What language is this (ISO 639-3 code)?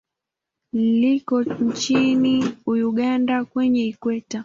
swa